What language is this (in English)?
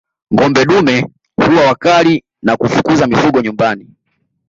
Swahili